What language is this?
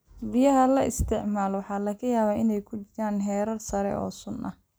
Somali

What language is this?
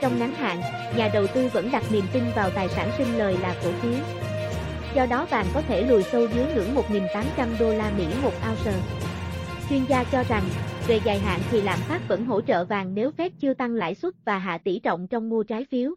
Vietnamese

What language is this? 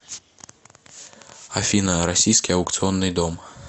Russian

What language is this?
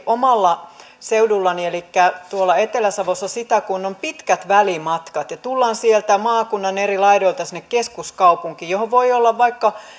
Finnish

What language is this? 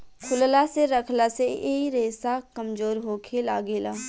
Bhojpuri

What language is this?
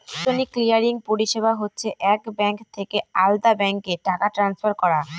Bangla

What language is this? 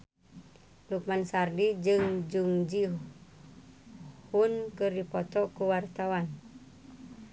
Sundanese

